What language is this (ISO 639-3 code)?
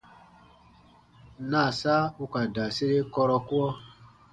bba